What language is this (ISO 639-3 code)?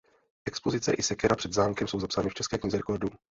ces